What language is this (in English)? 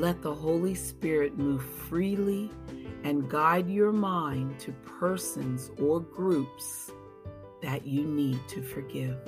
English